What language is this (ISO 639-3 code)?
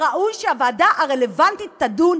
heb